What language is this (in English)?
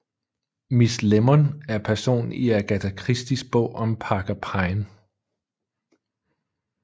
Danish